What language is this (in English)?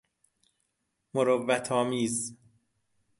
Persian